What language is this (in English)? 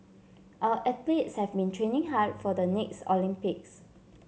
English